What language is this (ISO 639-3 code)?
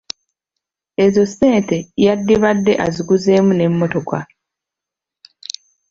lug